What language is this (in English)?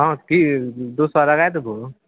Maithili